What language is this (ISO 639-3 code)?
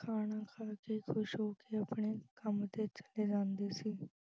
pan